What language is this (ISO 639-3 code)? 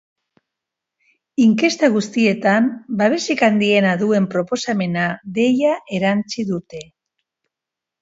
eus